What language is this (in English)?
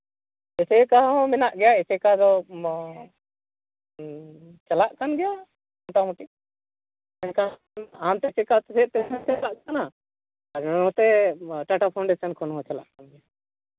Santali